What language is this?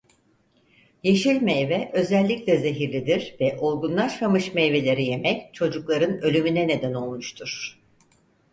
Turkish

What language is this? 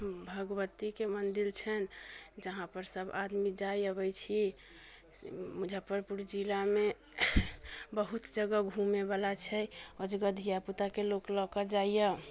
Maithili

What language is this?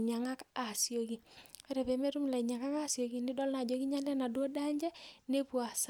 Masai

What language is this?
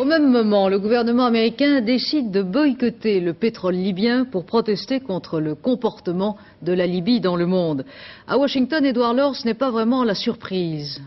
French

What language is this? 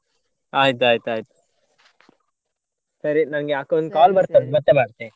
Kannada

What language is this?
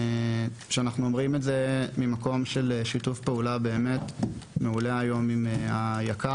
Hebrew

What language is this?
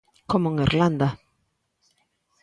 Galician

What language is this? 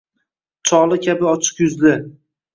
Uzbek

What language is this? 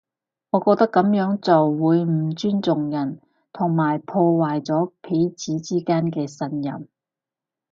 Cantonese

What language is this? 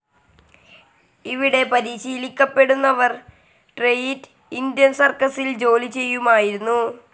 Malayalam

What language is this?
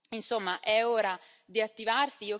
Italian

